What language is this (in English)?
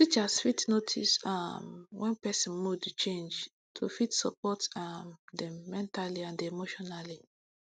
Nigerian Pidgin